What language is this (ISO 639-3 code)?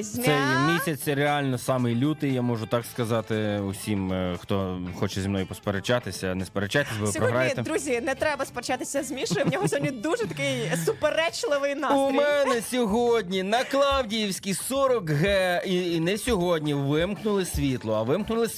ukr